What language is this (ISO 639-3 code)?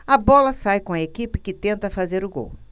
por